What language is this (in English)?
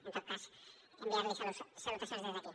Catalan